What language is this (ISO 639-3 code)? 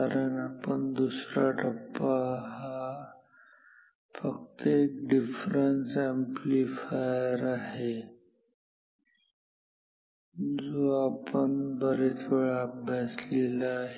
mar